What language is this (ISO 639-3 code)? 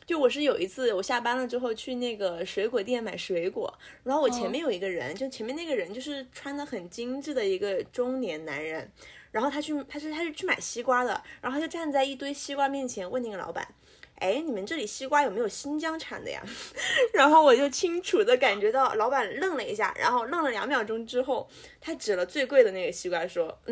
zho